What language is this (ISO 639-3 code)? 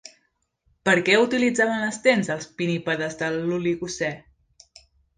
cat